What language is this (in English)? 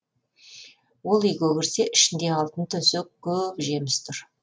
Kazakh